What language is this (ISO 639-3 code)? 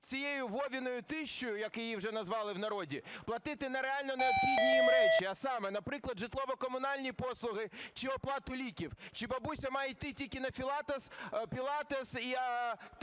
ukr